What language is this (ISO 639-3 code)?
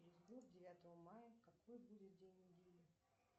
rus